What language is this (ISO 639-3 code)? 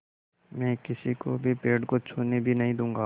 hin